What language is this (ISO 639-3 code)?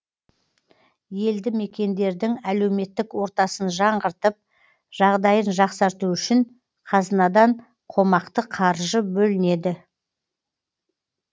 kaz